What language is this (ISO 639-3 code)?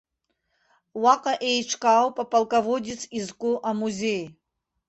abk